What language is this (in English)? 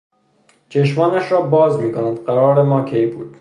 Persian